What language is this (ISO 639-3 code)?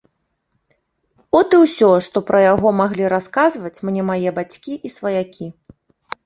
bel